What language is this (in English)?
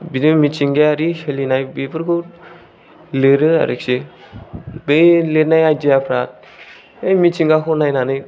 Bodo